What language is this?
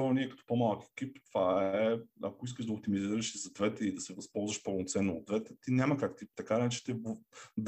Bulgarian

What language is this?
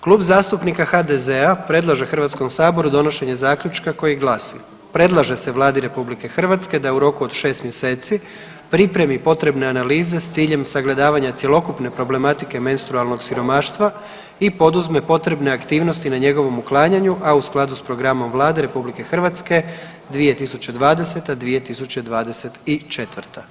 Croatian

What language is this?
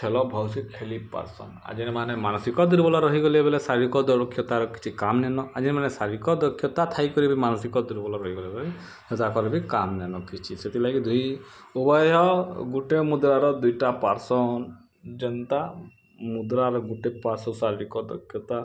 Odia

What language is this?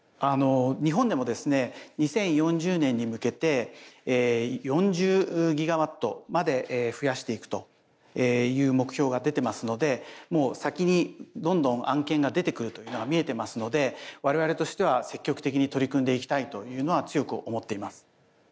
Japanese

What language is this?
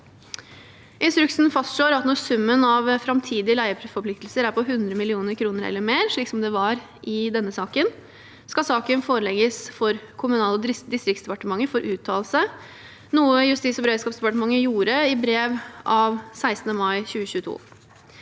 Norwegian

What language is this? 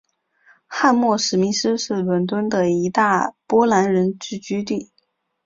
Chinese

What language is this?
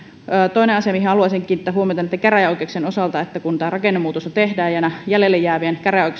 Finnish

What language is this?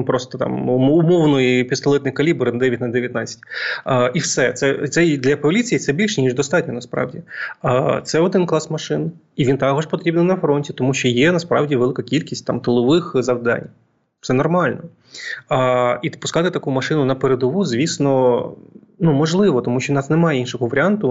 Ukrainian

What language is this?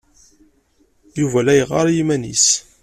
Kabyle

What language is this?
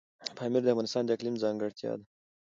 Pashto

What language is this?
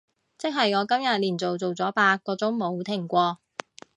Cantonese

